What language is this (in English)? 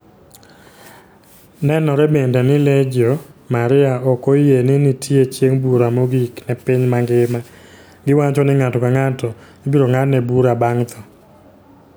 Luo (Kenya and Tanzania)